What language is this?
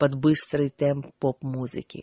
Russian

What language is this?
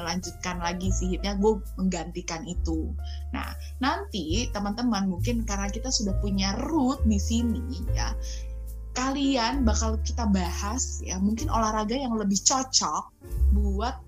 Indonesian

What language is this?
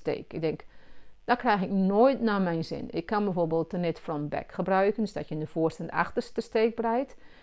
Dutch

